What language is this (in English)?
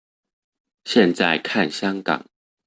Chinese